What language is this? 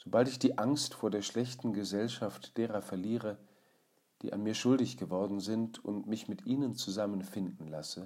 German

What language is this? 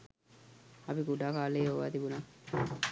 Sinhala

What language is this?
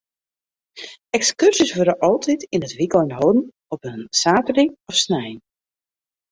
Western Frisian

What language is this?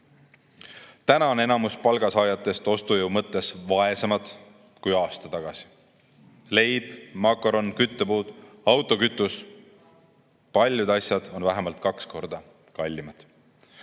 Estonian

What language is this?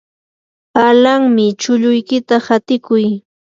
Yanahuanca Pasco Quechua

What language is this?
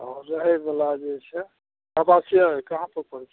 Maithili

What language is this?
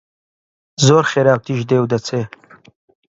Central Kurdish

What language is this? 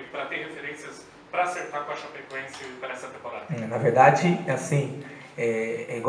Portuguese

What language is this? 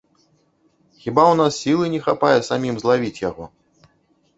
Belarusian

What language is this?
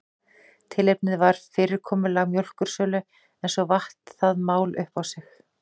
Icelandic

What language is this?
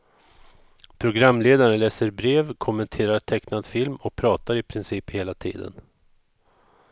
Swedish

